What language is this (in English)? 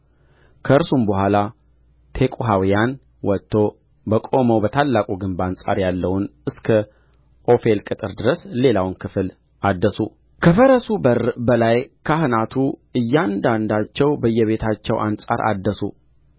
Amharic